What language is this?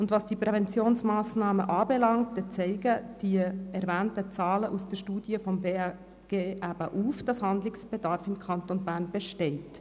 Swiss German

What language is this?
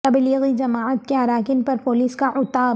Urdu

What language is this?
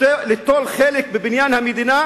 Hebrew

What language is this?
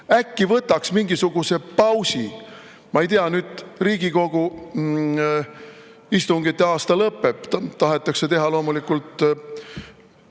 Estonian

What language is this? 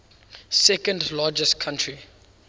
English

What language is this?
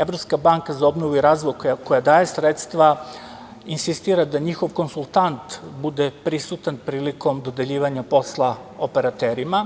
Serbian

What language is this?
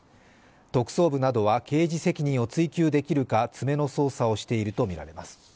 Japanese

